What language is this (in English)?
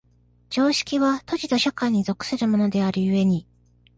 Japanese